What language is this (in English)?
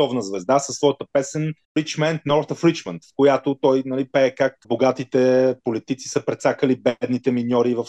Bulgarian